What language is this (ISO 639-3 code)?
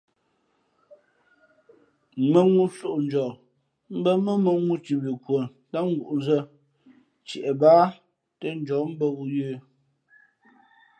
fmp